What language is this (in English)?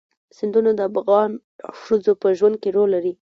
Pashto